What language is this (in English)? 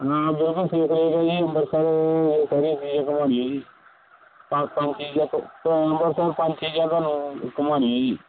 Punjabi